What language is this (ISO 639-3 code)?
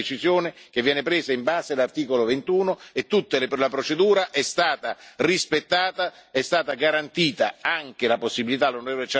ita